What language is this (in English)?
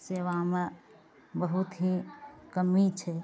Maithili